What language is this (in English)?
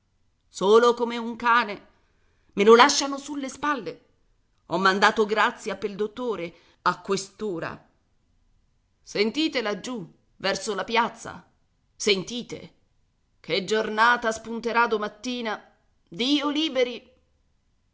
Italian